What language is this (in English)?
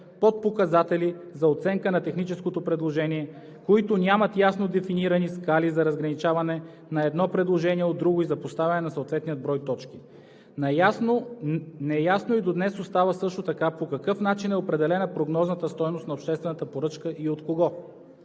Bulgarian